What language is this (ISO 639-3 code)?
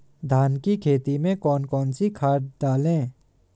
hin